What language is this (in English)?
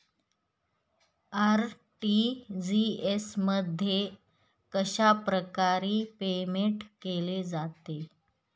Marathi